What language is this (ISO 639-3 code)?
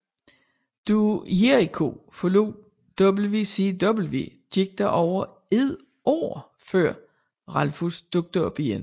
dan